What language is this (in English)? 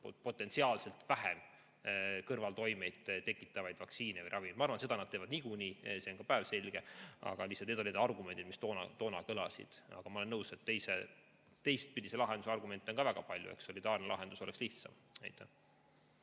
Estonian